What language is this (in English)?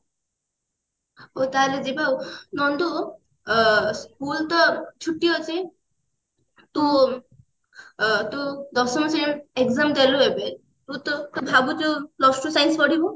Odia